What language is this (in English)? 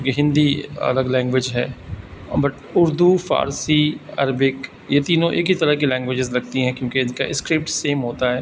Urdu